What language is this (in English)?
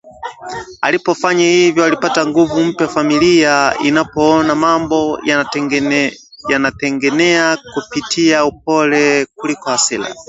Swahili